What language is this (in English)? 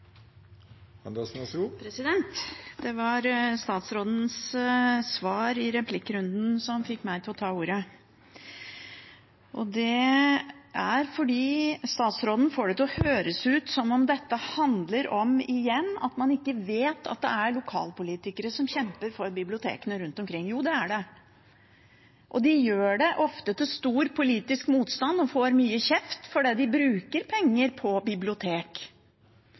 Norwegian Bokmål